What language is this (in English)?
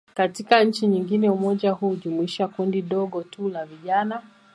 Swahili